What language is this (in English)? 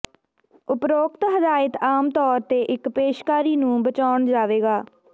Punjabi